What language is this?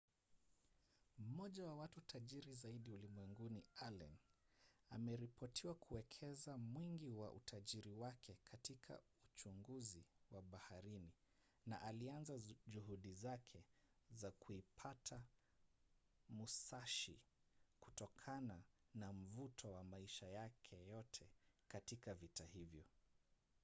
Swahili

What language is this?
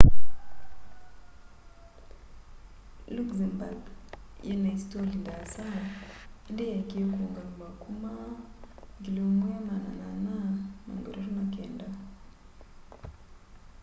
Kamba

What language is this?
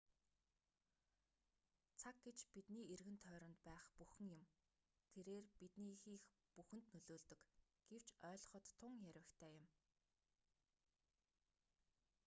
Mongolian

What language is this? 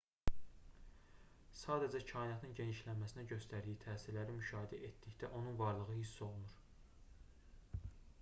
Azerbaijani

